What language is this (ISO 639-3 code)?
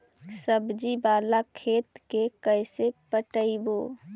mag